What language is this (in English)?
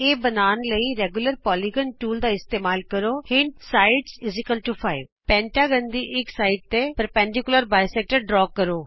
Punjabi